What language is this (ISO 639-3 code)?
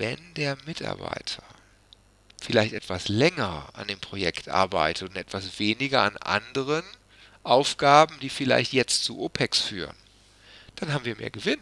deu